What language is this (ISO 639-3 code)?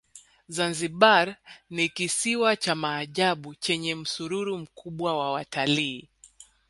swa